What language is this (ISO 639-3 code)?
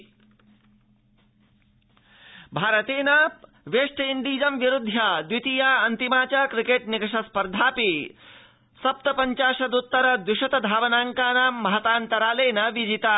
san